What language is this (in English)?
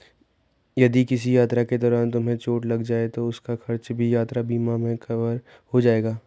Hindi